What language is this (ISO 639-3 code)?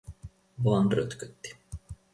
fin